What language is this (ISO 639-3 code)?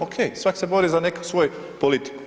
hrv